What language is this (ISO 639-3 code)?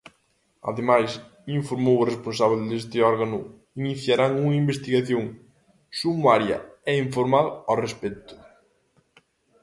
glg